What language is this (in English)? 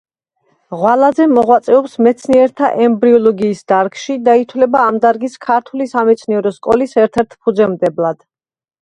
Georgian